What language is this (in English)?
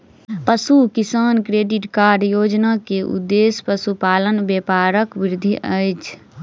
Maithili